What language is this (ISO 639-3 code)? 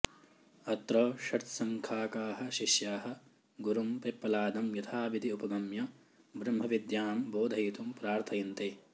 san